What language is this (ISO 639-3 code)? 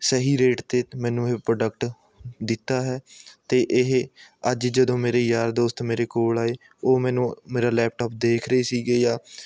pan